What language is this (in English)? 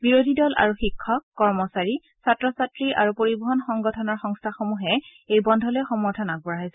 Assamese